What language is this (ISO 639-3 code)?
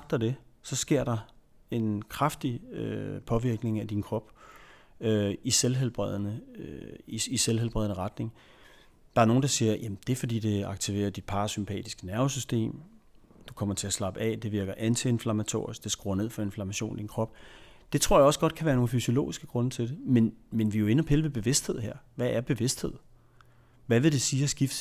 dan